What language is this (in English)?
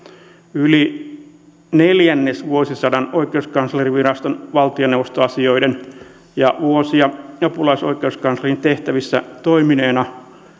Finnish